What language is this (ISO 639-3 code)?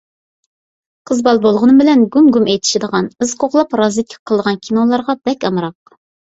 uig